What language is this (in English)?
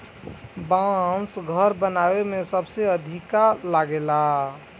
Bhojpuri